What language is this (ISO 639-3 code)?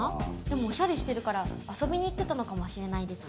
jpn